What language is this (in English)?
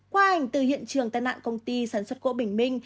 Vietnamese